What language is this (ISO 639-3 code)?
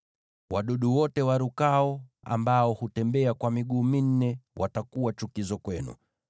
swa